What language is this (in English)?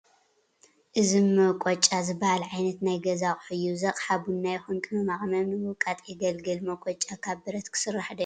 Tigrinya